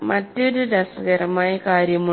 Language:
Malayalam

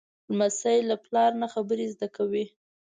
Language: Pashto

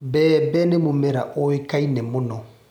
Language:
Kikuyu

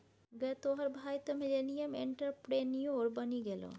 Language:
Maithili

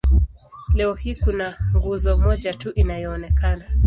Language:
Swahili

